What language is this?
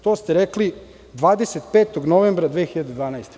Serbian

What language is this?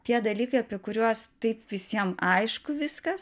Lithuanian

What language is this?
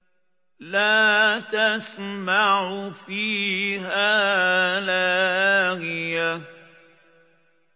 Arabic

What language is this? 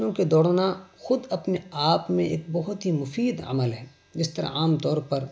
Urdu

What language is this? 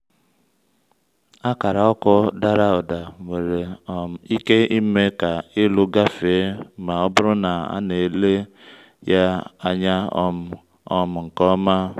Igbo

